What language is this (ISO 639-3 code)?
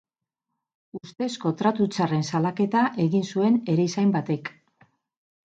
eus